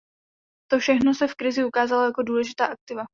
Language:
Czech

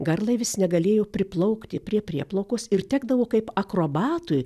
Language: Lithuanian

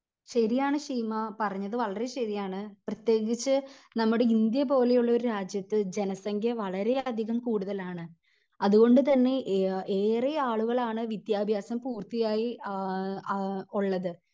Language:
Malayalam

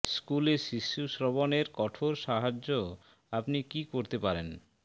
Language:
Bangla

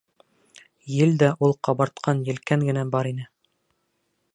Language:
Bashkir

